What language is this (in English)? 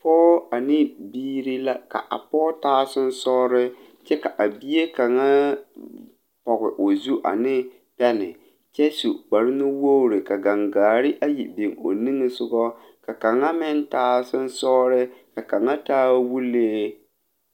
Southern Dagaare